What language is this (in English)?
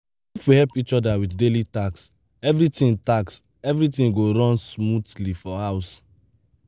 Nigerian Pidgin